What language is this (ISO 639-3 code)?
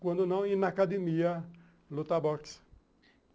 por